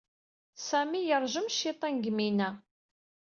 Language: Kabyle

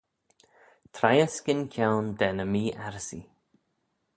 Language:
Manx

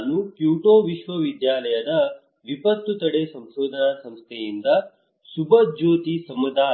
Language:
Kannada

